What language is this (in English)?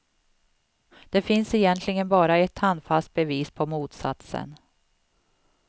Swedish